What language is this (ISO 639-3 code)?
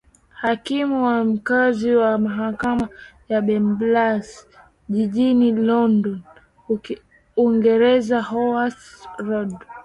swa